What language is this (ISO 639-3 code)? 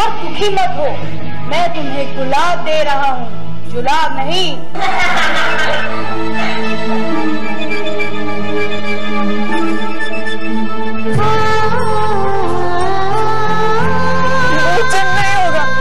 hin